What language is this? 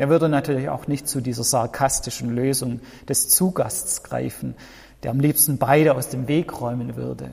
German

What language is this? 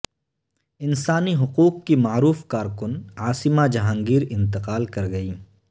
Urdu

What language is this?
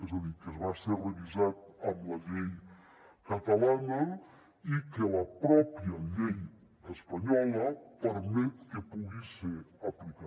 Catalan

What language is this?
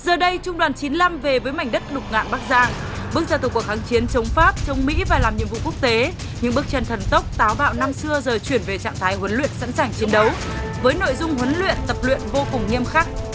Vietnamese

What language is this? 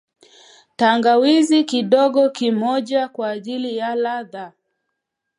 Swahili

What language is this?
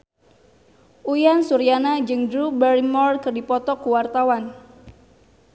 Sundanese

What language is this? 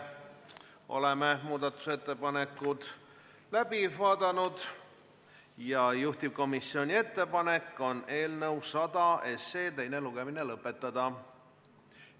Estonian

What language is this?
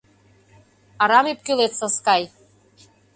Mari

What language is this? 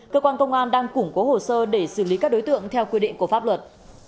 Vietnamese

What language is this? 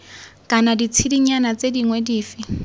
Tswana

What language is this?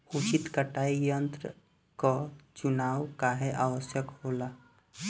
Bhojpuri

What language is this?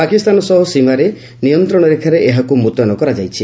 Odia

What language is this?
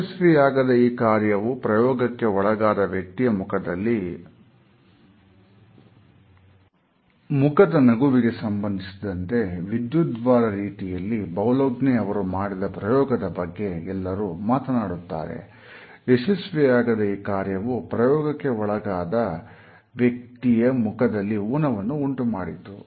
Kannada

